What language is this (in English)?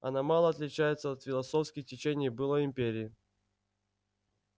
Russian